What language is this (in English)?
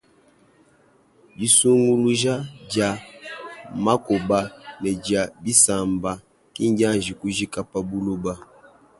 Luba-Lulua